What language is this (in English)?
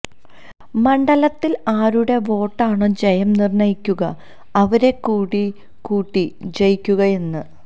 Malayalam